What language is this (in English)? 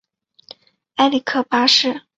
Chinese